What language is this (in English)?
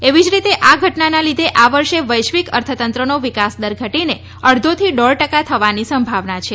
Gujarati